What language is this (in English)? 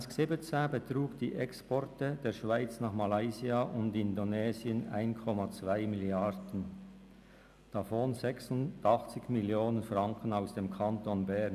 Swiss German